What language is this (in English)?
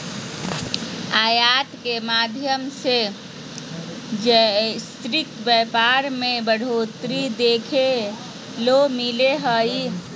Magahi